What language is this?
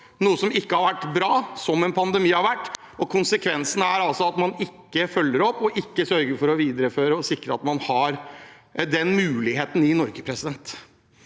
Norwegian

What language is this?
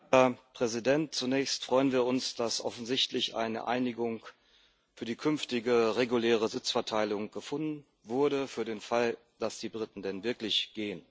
German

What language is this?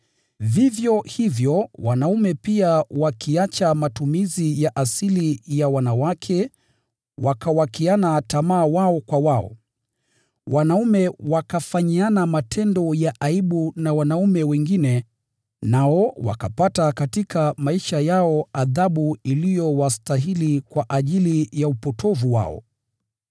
Swahili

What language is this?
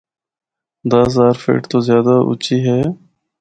Northern Hindko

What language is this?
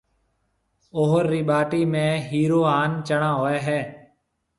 Marwari (Pakistan)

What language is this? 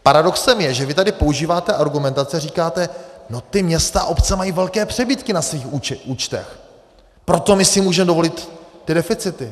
Czech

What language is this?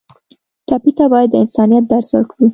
Pashto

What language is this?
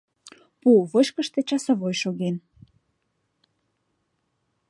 Mari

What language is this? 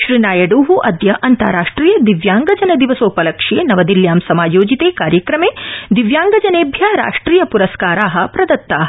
Sanskrit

